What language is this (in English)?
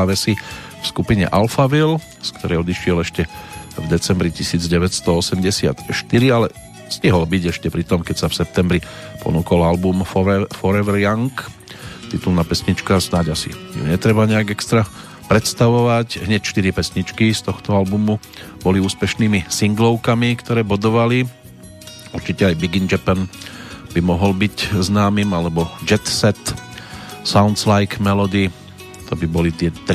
Slovak